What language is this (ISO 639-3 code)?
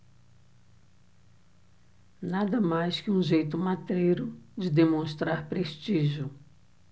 por